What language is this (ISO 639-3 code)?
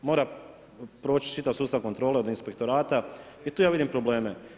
hrv